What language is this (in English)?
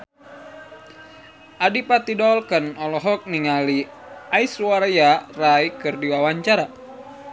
Sundanese